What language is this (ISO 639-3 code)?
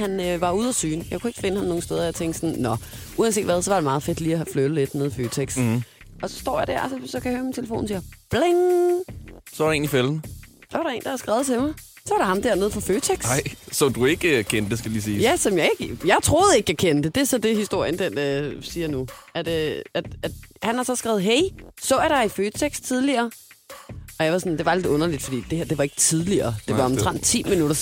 dan